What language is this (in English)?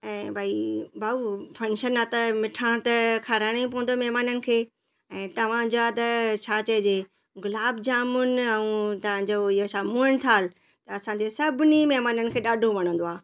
Sindhi